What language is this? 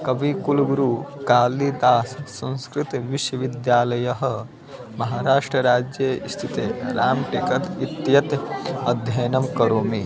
Sanskrit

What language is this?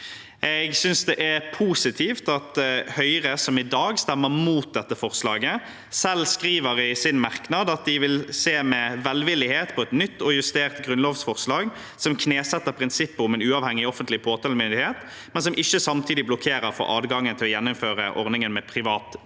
Norwegian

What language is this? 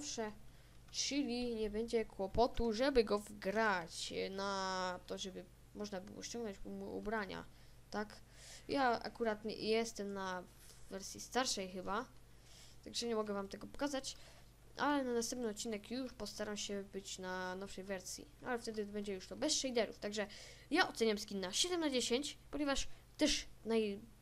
Polish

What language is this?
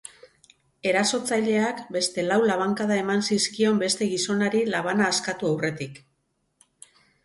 Basque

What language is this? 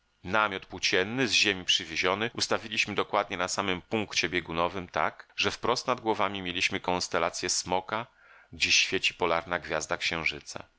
Polish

